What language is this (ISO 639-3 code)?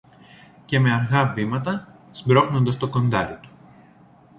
ell